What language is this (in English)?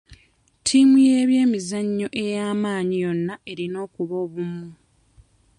Ganda